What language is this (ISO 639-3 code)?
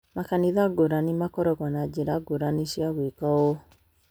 kik